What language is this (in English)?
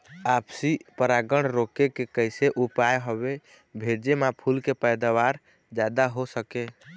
Chhattisgarhi